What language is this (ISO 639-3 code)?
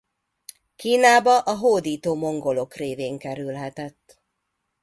hun